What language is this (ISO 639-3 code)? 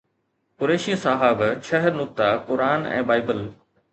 snd